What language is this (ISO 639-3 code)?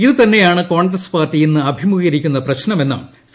mal